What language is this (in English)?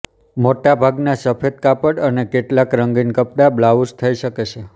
Gujarati